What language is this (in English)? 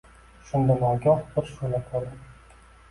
Uzbek